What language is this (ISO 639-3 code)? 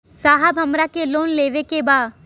bho